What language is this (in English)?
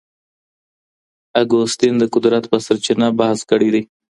Pashto